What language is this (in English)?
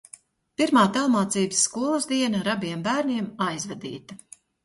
Latvian